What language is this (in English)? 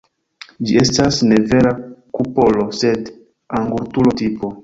Esperanto